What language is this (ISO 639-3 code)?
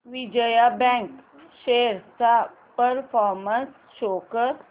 mar